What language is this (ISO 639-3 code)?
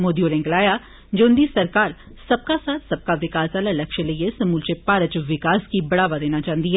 doi